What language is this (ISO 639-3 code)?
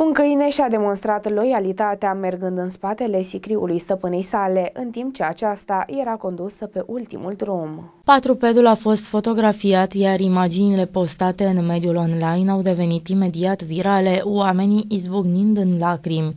ron